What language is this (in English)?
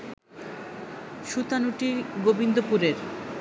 Bangla